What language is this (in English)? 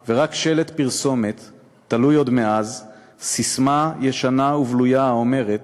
Hebrew